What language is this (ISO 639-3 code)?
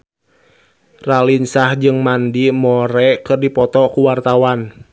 sun